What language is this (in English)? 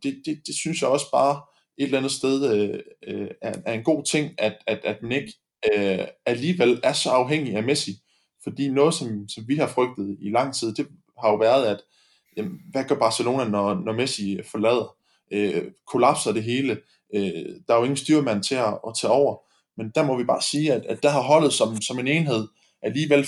Danish